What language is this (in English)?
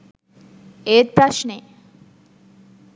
Sinhala